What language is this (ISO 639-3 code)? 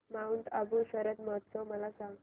mar